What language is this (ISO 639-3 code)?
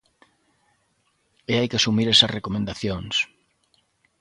glg